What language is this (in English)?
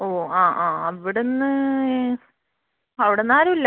Malayalam